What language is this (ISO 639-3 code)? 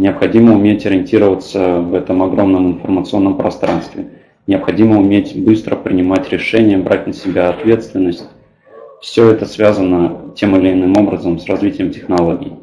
rus